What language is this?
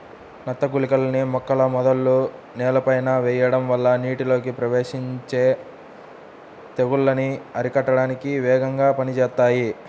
Telugu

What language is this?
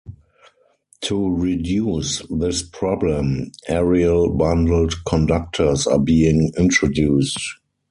English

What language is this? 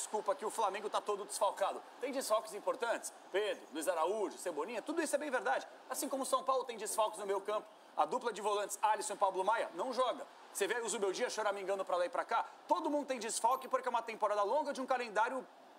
Portuguese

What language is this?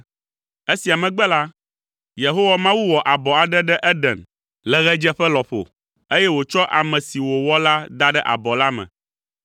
Ewe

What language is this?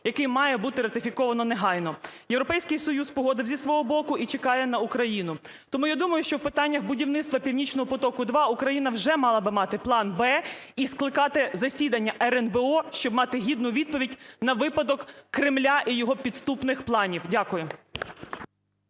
Ukrainian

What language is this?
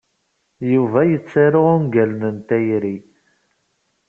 Kabyle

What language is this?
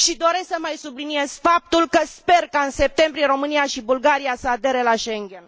Romanian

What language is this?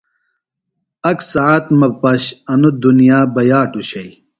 Phalura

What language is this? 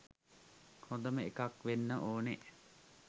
Sinhala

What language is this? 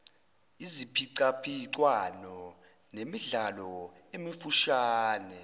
Zulu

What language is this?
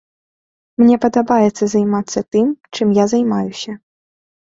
Belarusian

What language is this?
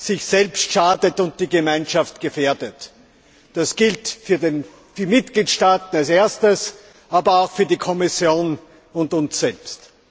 German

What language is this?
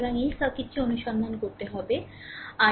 Bangla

